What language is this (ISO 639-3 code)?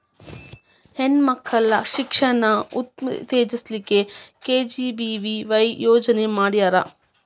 kan